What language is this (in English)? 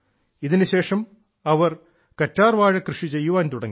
Malayalam